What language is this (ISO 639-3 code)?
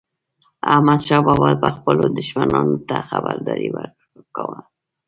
pus